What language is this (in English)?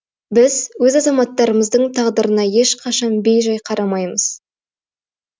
Kazakh